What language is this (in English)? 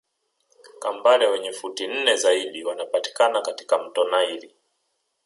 Swahili